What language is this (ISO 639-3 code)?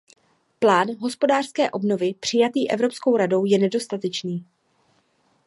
ces